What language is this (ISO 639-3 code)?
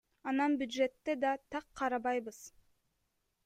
kir